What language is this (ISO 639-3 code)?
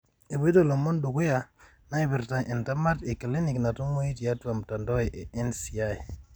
mas